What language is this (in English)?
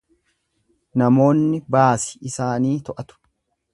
Oromo